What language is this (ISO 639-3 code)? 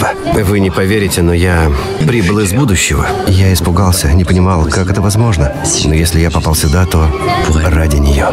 rus